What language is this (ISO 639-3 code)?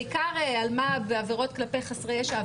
heb